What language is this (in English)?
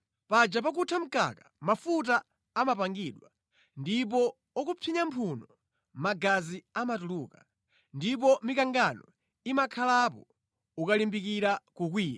Nyanja